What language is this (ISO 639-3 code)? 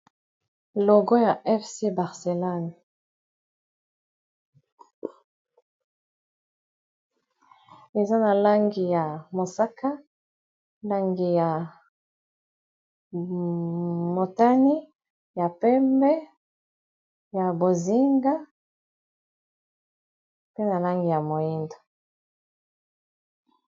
lin